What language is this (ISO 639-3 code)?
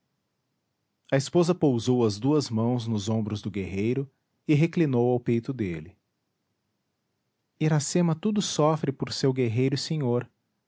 por